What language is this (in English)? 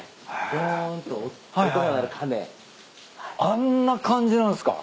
Japanese